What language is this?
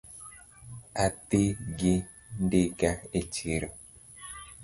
Luo (Kenya and Tanzania)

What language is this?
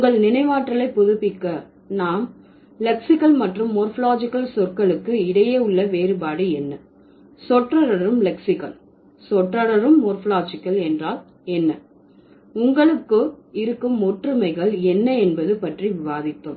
Tamil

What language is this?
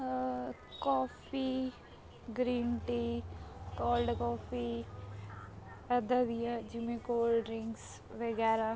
Punjabi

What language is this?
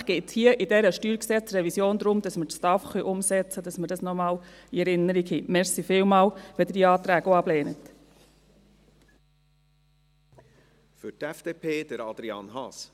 Swiss German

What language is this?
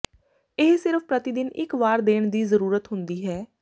Punjabi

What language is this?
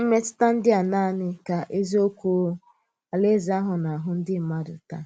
Igbo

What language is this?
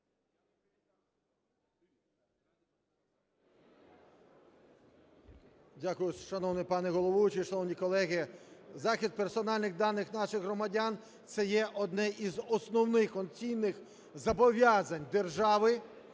Ukrainian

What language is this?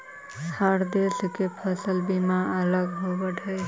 Magahi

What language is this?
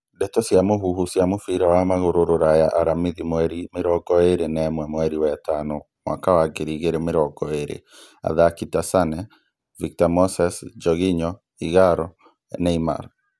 Kikuyu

